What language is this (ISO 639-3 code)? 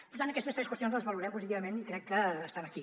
cat